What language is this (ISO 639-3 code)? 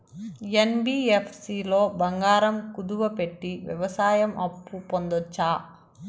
tel